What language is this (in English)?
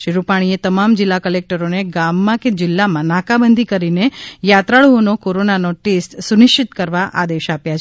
Gujarati